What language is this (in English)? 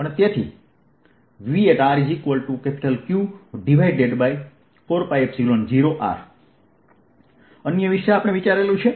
Gujarati